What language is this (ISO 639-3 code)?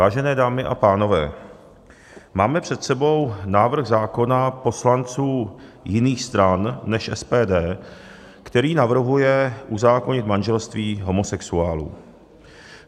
ces